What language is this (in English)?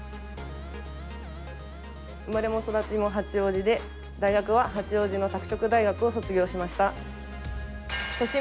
Japanese